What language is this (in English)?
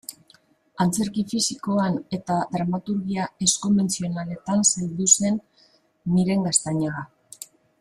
Basque